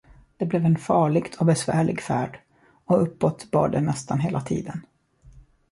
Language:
Swedish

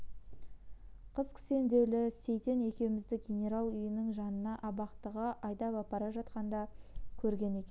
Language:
Kazakh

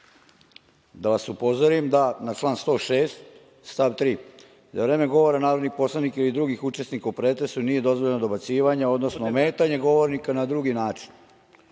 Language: Serbian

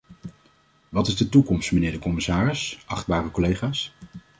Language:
Dutch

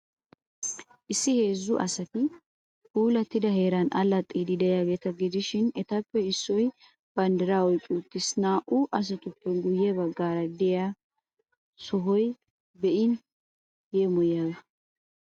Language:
Wolaytta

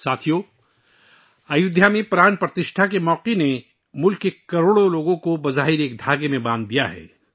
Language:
Urdu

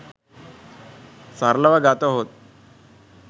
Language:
Sinhala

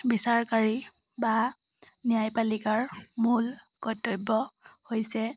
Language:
Assamese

